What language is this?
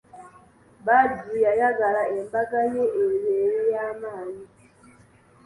Ganda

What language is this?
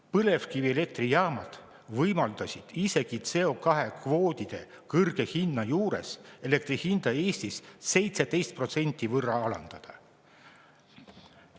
Estonian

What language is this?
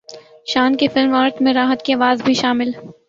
Urdu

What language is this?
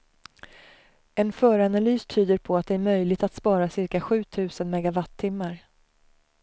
Swedish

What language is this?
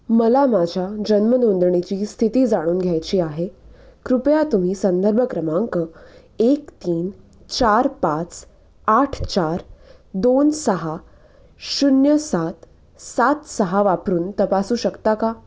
Marathi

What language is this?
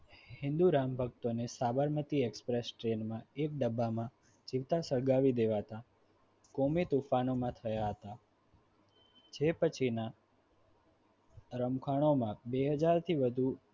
Gujarati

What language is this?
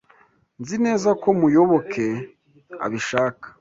Kinyarwanda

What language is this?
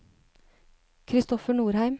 Norwegian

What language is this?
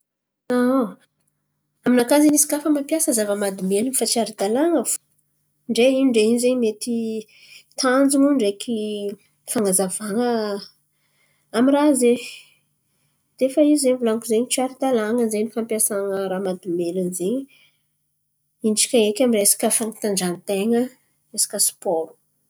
Antankarana Malagasy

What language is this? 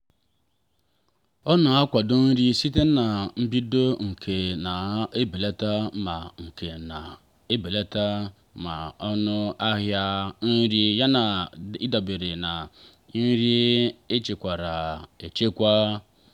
Igbo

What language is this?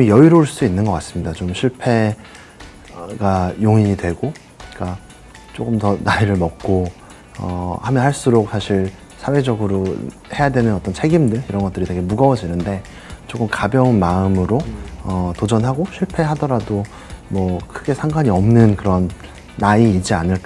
Korean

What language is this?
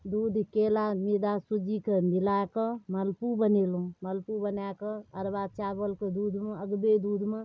Maithili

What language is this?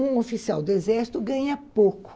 Portuguese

